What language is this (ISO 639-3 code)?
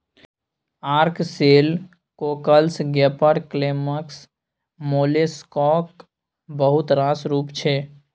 mai